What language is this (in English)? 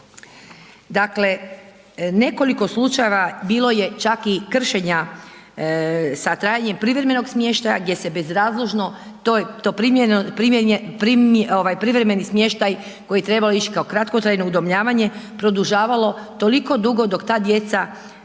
Croatian